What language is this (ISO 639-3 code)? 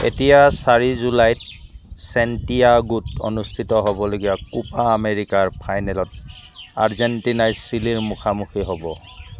asm